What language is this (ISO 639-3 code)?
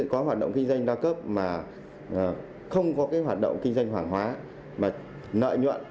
vie